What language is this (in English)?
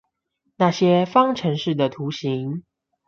Chinese